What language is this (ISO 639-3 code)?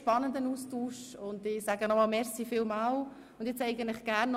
gsw